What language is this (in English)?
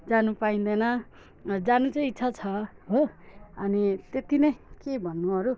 Nepali